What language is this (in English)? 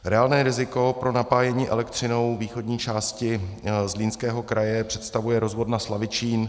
Czech